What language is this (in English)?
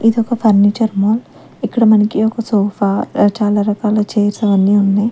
Telugu